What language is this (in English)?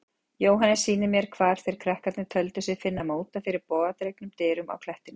Icelandic